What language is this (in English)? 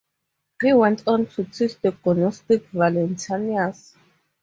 English